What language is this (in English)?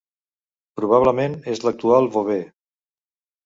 Catalan